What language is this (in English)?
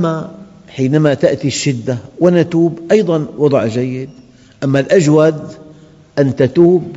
Arabic